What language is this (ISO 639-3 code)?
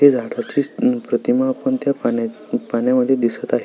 mar